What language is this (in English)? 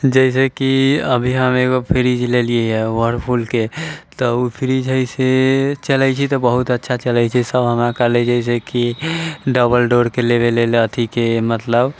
Maithili